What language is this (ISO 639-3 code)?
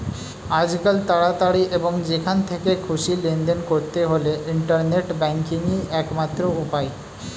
ben